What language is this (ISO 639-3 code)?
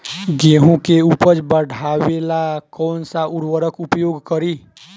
bho